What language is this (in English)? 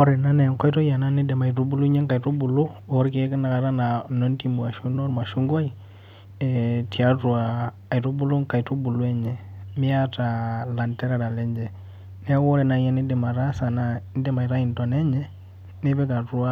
Masai